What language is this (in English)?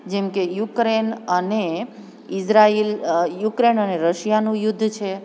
Gujarati